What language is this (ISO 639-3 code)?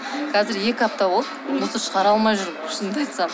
kaz